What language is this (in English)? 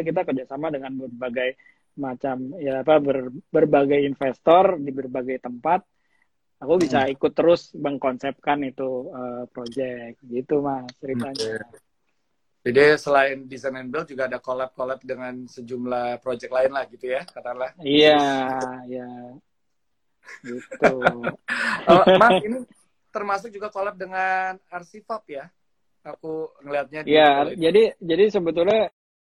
Indonesian